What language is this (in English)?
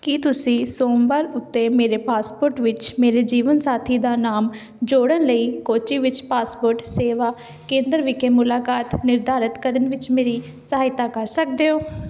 Punjabi